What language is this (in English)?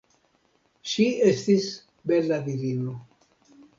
Esperanto